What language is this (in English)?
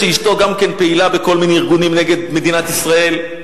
Hebrew